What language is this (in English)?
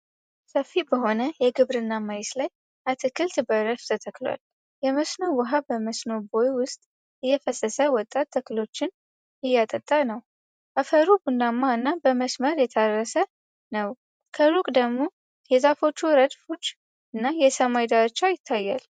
Amharic